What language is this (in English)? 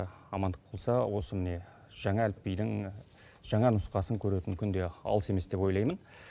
Kazakh